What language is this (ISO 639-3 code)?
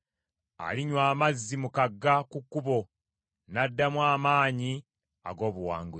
lug